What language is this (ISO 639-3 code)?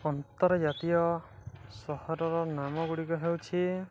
ori